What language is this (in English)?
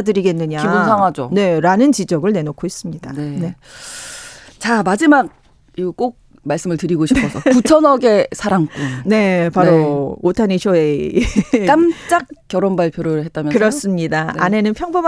Korean